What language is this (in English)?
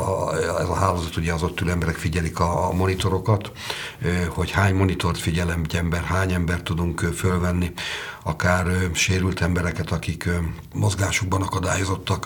Hungarian